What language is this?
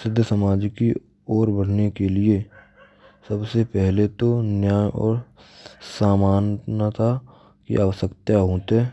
Braj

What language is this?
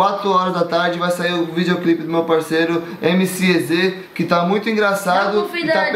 Portuguese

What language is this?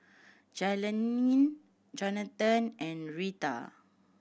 English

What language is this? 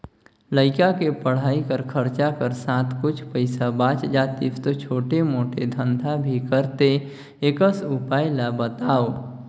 Chhattisgarhi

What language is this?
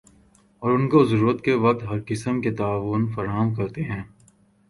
Urdu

